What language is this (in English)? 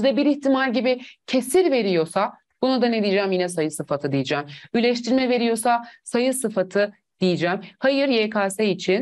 Turkish